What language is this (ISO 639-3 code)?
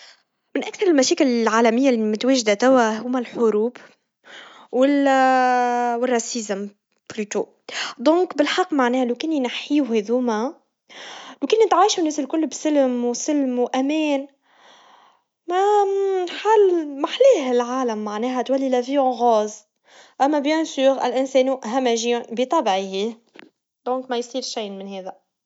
aeb